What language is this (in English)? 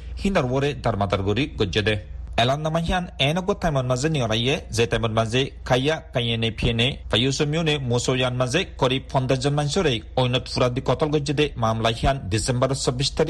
Bangla